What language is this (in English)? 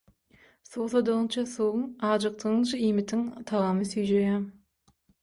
Turkmen